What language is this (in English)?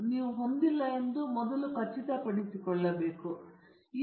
Kannada